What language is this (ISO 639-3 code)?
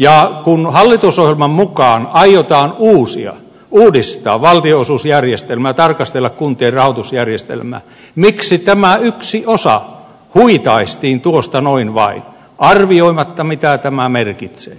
fin